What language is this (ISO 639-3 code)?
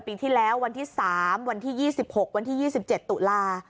tha